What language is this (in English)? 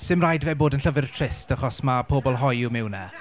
Welsh